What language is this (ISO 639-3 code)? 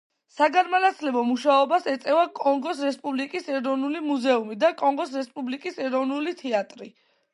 kat